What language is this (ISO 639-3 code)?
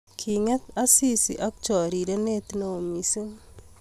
kln